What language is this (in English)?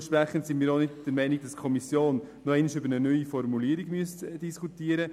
Swiss German